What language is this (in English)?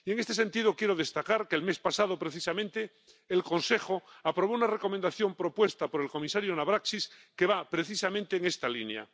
Spanish